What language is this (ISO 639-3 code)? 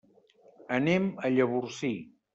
cat